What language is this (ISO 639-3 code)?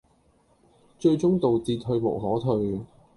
yue